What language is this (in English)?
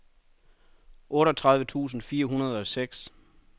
Danish